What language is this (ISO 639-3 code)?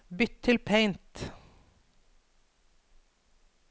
nor